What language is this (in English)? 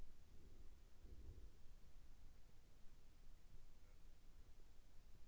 Russian